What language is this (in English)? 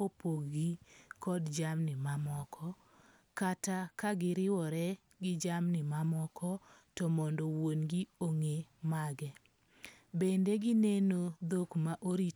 Luo (Kenya and Tanzania)